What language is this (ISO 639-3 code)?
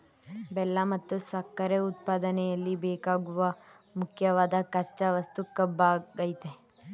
kan